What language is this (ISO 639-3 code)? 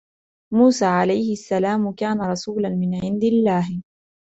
ara